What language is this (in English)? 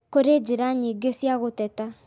Kikuyu